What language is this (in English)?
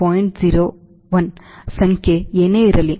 Kannada